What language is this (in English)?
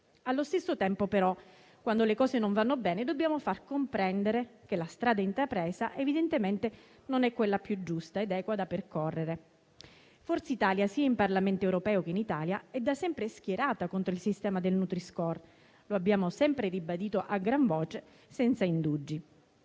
Italian